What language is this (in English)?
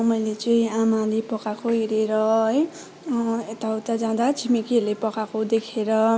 Nepali